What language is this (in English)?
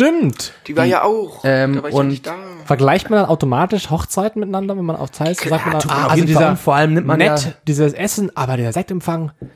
German